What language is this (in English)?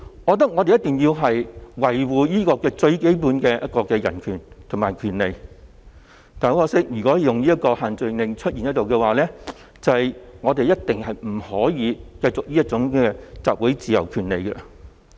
Cantonese